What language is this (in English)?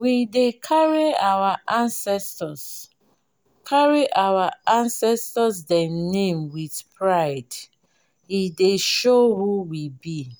Nigerian Pidgin